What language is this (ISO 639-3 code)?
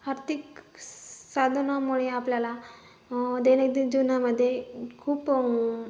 mar